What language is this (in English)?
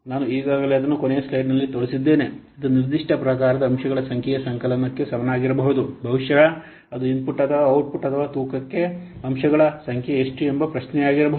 Kannada